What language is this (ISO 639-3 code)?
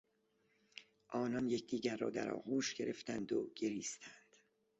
fas